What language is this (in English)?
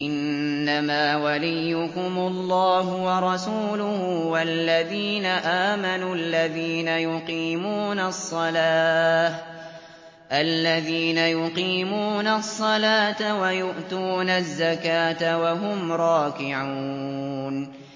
Arabic